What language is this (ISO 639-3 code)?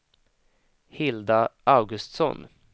swe